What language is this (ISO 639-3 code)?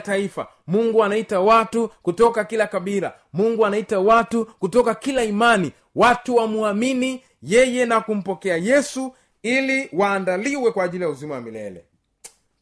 swa